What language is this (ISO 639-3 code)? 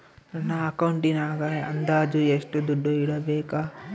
kan